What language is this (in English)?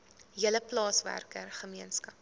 Afrikaans